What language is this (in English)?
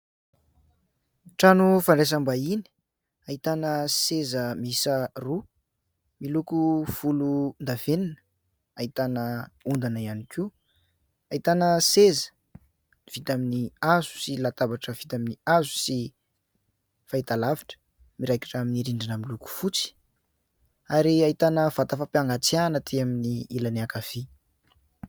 Malagasy